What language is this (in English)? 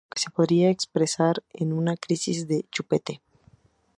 Spanish